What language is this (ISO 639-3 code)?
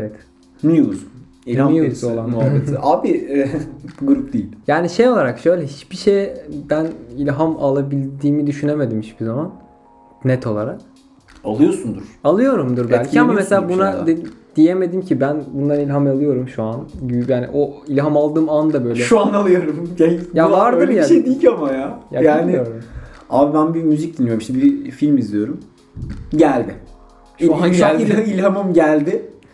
tur